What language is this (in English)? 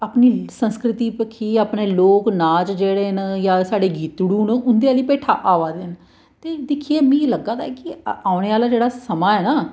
Dogri